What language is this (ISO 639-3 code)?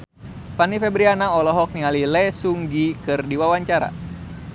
sun